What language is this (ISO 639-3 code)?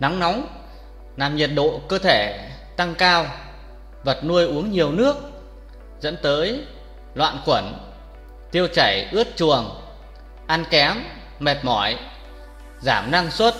vie